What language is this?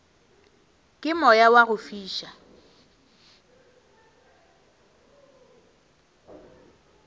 Northern Sotho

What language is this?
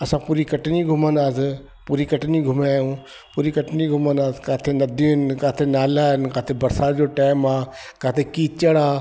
Sindhi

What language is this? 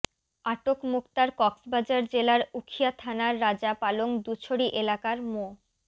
Bangla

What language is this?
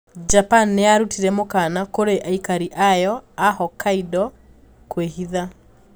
Kikuyu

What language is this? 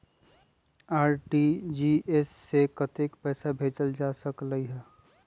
Magahi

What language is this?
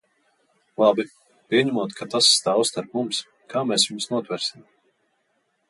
Latvian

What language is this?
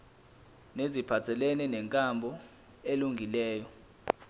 Zulu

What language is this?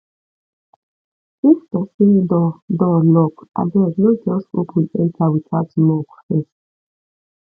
Nigerian Pidgin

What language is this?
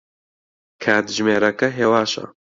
Central Kurdish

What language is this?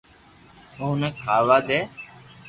Loarki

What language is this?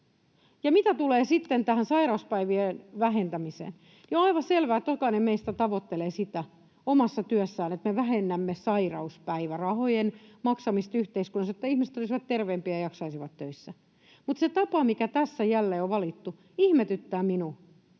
Finnish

